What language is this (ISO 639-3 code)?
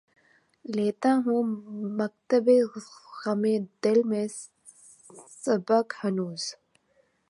urd